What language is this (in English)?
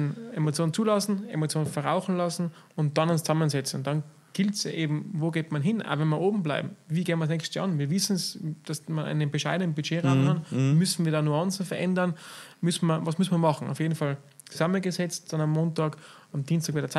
German